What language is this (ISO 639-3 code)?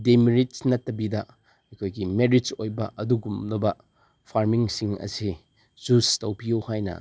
mni